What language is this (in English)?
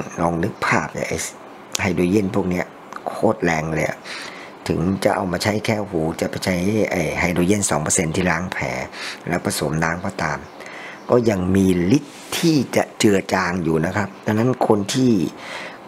Thai